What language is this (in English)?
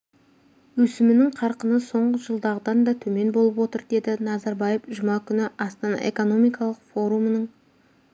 Kazakh